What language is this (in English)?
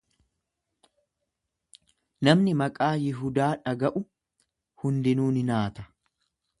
Oromo